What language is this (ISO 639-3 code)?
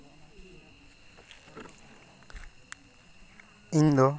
sat